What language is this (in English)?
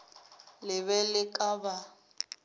Northern Sotho